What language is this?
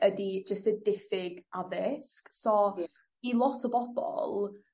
Welsh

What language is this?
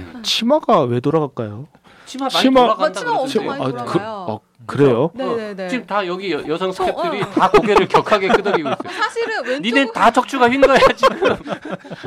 Korean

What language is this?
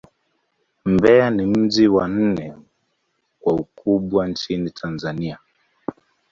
Swahili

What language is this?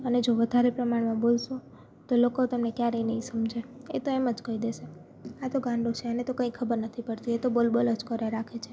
Gujarati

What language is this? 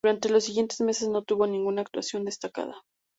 Spanish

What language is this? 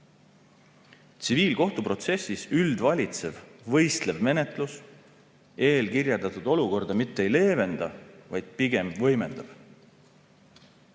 Estonian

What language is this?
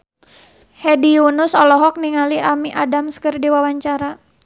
Sundanese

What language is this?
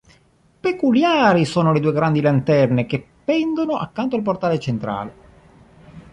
Italian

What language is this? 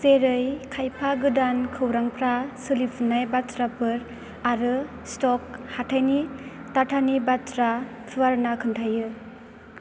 Bodo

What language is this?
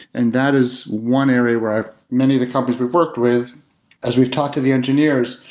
English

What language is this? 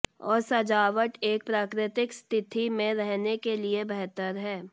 Hindi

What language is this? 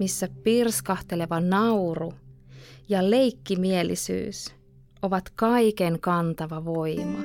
Finnish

